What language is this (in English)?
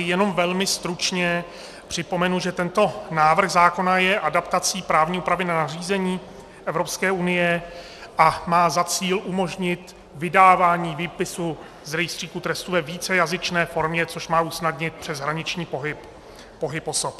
Czech